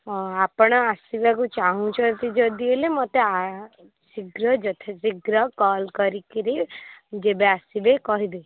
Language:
Odia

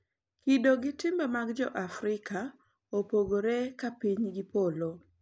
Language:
Luo (Kenya and Tanzania)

